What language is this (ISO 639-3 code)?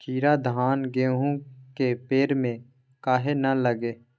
mag